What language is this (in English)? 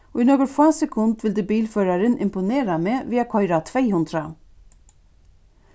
Faroese